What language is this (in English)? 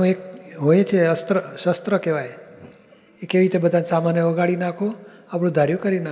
Gujarati